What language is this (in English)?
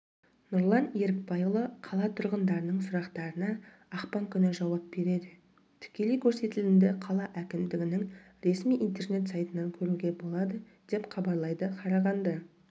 Kazakh